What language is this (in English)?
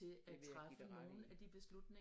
Danish